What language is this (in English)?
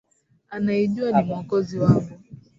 Swahili